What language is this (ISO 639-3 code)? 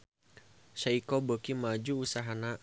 sun